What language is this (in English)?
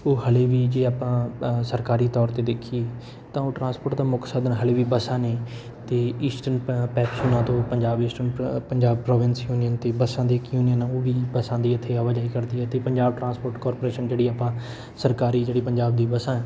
Punjabi